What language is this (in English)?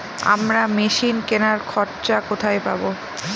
Bangla